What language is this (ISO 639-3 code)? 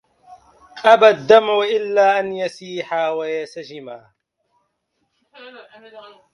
ara